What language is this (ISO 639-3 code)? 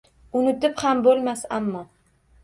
uzb